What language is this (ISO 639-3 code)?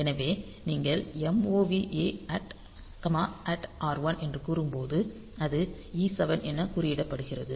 tam